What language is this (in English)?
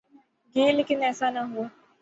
Urdu